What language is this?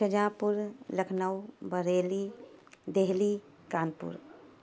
Urdu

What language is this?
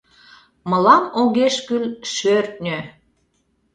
Mari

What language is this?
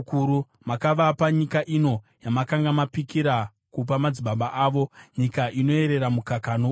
Shona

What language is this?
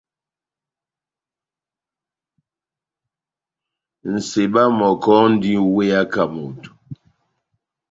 Batanga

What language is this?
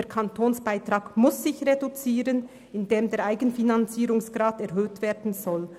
Swiss German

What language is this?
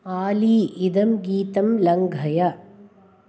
Sanskrit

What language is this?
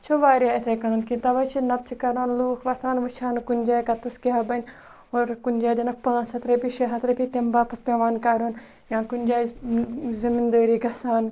Kashmiri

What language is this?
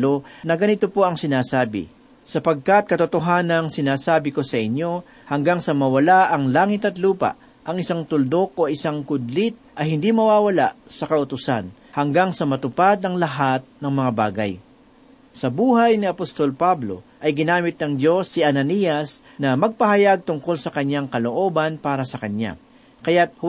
Filipino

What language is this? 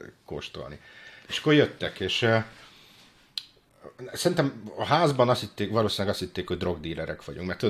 Hungarian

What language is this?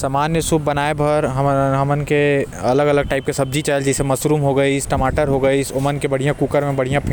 Korwa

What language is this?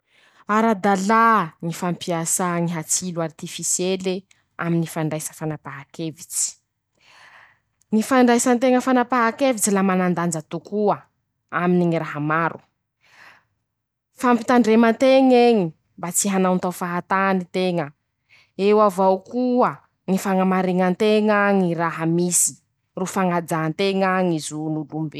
Masikoro Malagasy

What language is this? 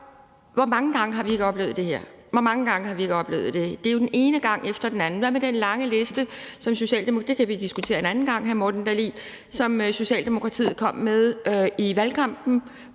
Danish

